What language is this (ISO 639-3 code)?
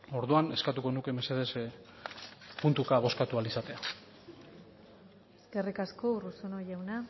eus